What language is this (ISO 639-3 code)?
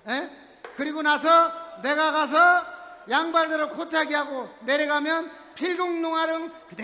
kor